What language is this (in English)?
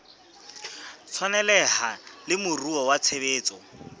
Southern Sotho